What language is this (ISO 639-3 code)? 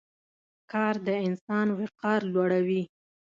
pus